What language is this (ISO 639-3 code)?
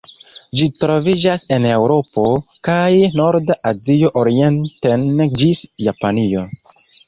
epo